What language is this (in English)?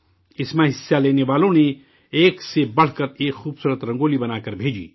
Urdu